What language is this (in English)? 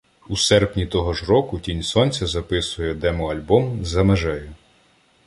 Ukrainian